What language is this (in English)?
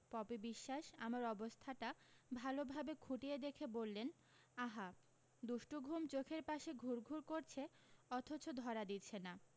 Bangla